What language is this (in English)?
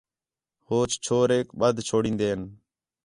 Khetrani